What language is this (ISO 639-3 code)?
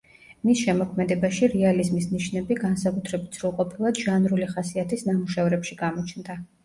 kat